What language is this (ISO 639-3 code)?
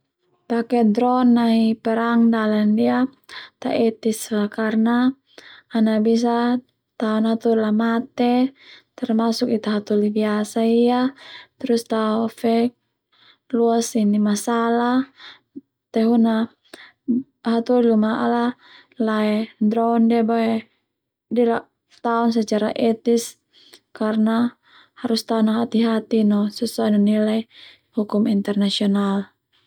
twu